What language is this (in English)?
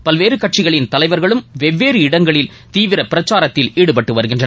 Tamil